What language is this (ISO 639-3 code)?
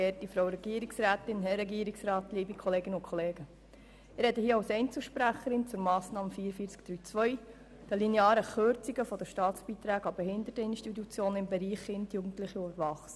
gsw